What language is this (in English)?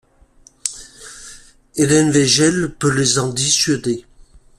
French